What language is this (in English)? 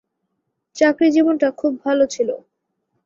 Bangla